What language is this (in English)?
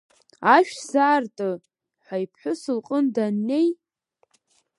Abkhazian